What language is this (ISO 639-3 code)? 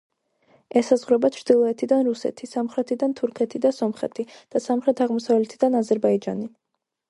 kat